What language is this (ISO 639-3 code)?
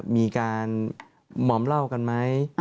tha